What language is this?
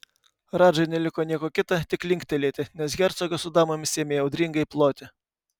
Lithuanian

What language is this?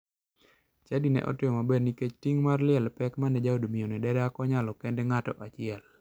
Luo (Kenya and Tanzania)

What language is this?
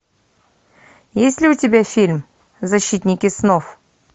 Russian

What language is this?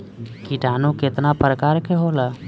Bhojpuri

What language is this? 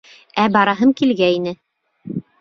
Bashkir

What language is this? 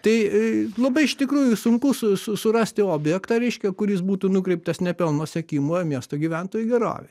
Lithuanian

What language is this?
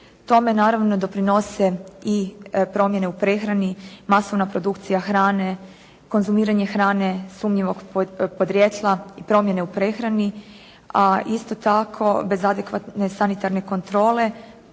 Croatian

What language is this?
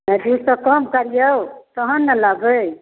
Maithili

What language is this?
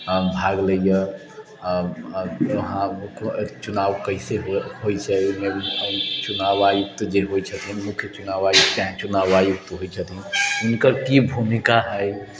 Maithili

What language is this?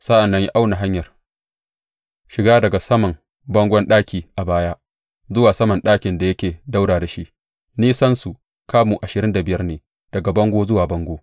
Hausa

